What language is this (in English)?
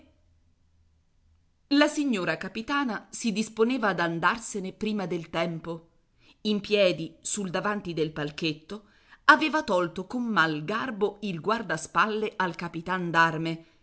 Italian